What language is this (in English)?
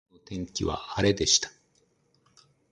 Japanese